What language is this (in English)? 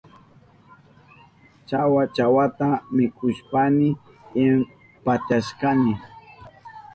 Southern Pastaza Quechua